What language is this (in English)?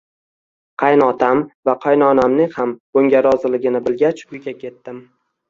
Uzbek